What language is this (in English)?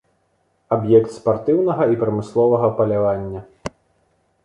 Belarusian